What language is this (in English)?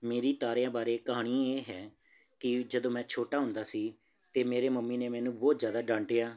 Punjabi